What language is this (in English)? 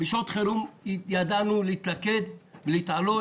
Hebrew